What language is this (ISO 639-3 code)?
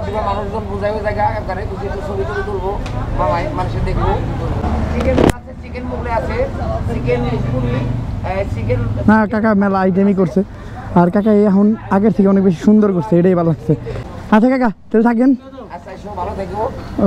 hin